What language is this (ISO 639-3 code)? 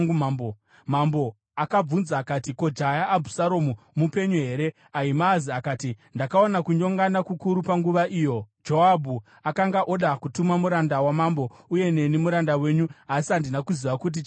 sna